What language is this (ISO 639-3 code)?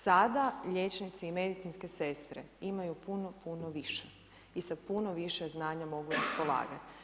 hrv